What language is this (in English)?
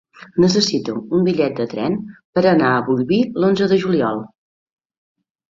Catalan